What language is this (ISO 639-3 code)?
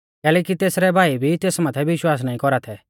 bfz